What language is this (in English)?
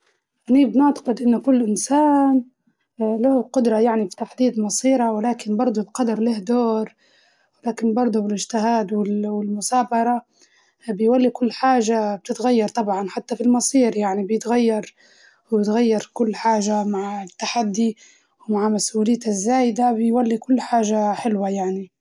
Libyan Arabic